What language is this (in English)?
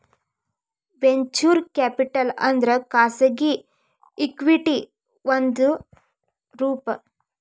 Kannada